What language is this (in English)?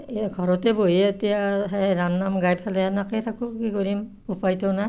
Assamese